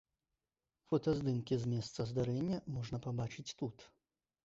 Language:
Belarusian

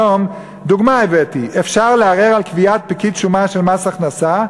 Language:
Hebrew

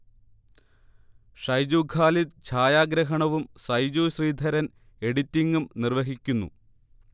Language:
Malayalam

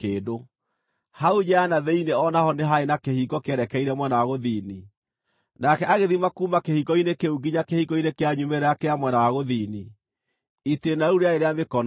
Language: Kikuyu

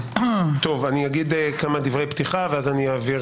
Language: Hebrew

